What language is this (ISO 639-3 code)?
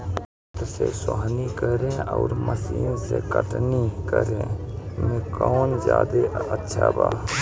bho